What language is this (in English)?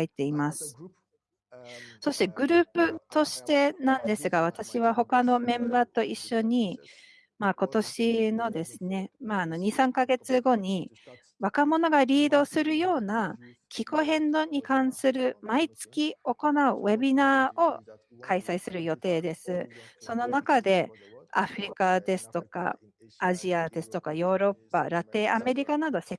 Japanese